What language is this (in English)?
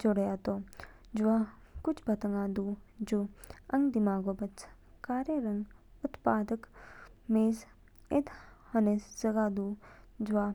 Kinnauri